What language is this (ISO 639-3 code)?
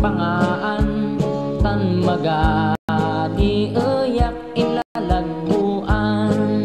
ind